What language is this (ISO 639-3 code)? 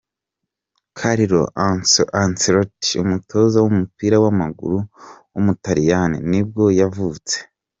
kin